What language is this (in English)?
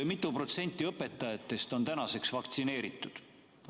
Estonian